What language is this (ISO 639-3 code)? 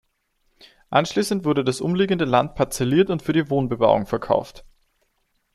deu